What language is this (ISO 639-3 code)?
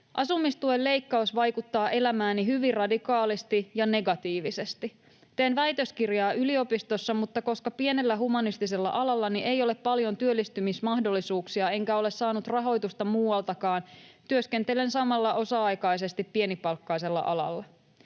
fin